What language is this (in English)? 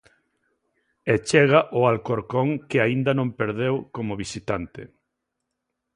Galician